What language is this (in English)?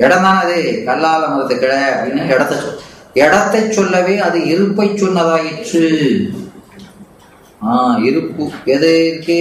Tamil